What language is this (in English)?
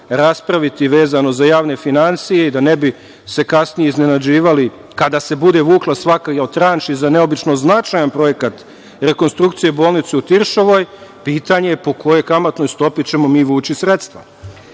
Serbian